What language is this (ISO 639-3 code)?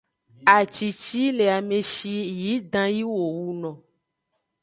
ajg